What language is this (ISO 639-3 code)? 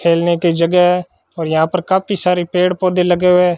hin